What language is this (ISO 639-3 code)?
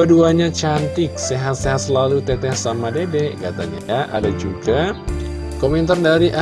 ind